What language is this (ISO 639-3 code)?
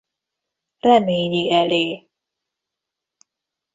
hun